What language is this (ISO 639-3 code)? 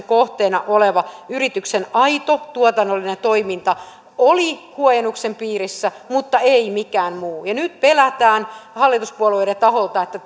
fin